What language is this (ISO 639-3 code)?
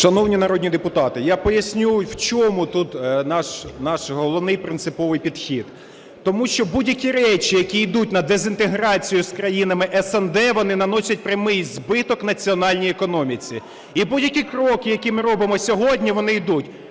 ukr